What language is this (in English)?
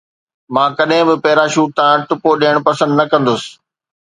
Sindhi